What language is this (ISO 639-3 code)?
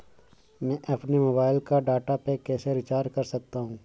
hin